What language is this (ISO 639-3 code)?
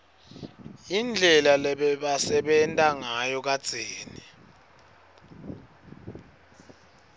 ssw